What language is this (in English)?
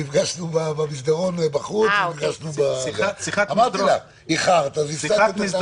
Hebrew